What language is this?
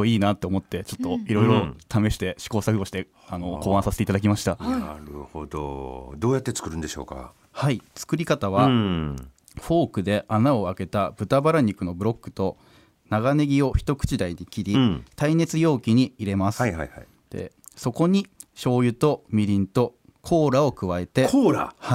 Japanese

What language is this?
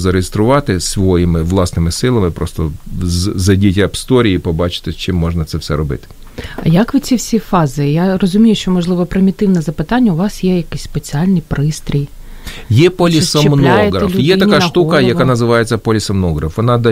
Ukrainian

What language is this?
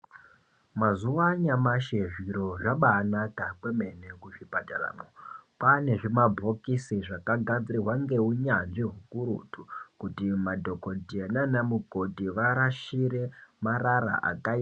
Ndau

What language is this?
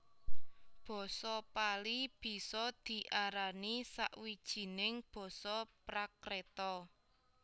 Javanese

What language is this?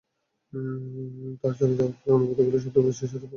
Bangla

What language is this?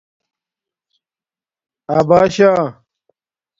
Domaaki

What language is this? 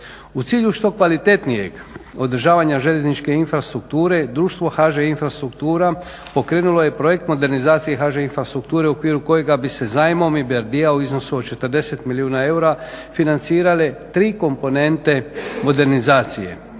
Croatian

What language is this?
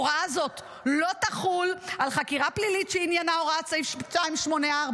Hebrew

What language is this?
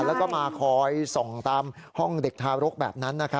Thai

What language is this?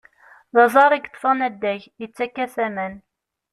Kabyle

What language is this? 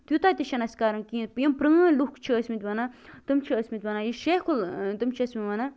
Kashmiri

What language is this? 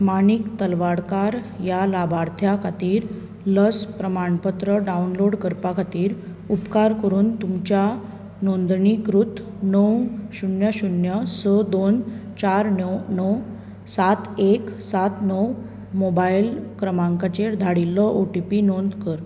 Konkani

